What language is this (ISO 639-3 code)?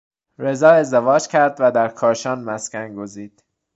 fas